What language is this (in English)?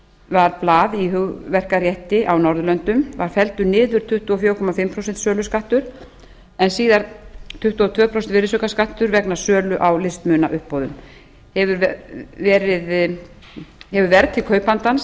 Icelandic